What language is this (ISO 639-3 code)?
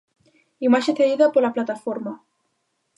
glg